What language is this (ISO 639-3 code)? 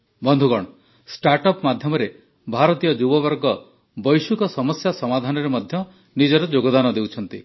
ori